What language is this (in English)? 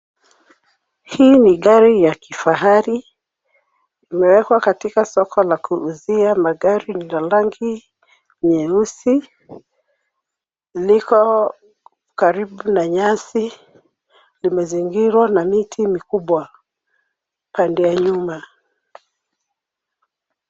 Swahili